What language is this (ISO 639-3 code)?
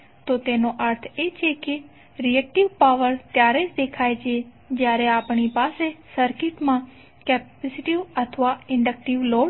guj